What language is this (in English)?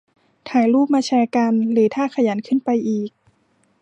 Thai